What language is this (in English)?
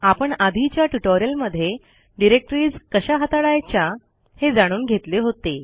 Marathi